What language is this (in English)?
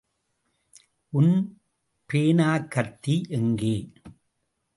Tamil